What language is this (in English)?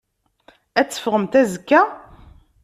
Kabyle